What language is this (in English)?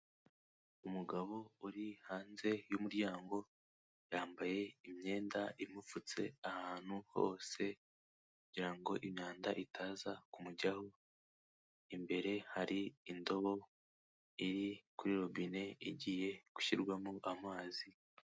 Kinyarwanda